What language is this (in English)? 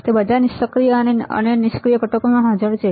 Gujarati